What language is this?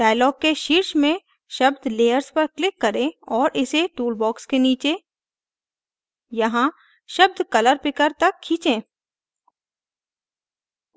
Hindi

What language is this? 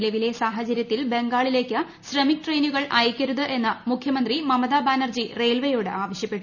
Malayalam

